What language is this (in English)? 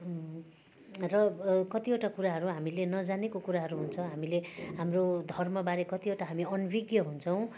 Nepali